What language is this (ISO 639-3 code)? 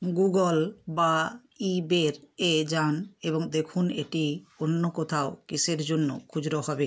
ben